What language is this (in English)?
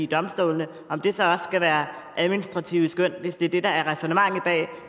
Danish